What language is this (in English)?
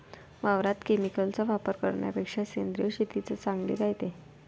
Marathi